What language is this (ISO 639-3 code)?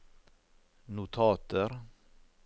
nor